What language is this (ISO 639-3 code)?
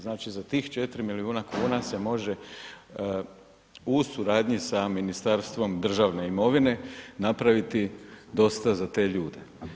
hrv